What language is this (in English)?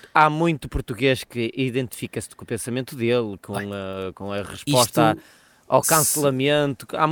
Portuguese